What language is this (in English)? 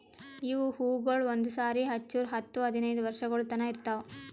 Kannada